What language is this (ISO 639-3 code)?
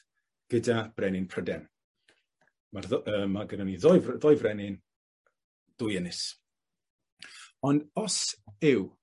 cym